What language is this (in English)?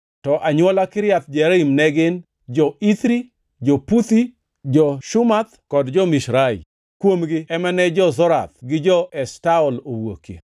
Luo (Kenya and Tanzania)